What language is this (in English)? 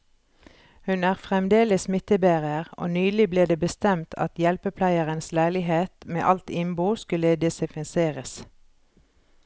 Norwegian